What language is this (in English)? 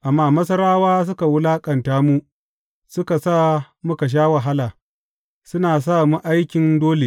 Hausa